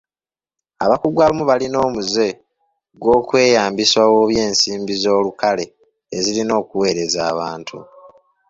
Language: Ganda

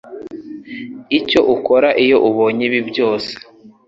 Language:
Kinyarwanda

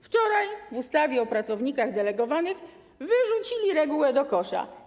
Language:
Polish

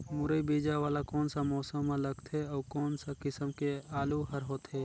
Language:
Chhattisgarhi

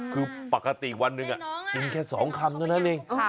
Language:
Thai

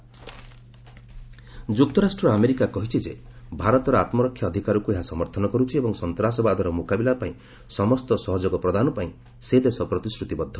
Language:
Odia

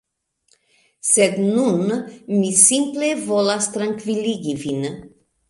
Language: Esperanto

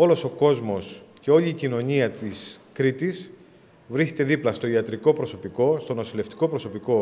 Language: Greek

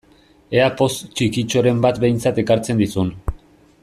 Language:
Basque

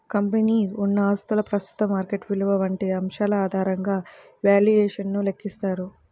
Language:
Telugu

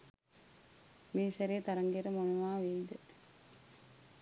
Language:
Sinhala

